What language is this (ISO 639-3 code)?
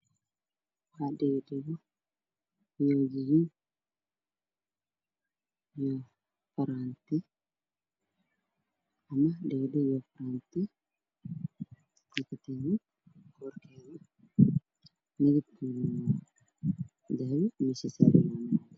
som